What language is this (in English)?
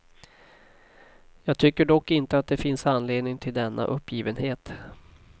Swedish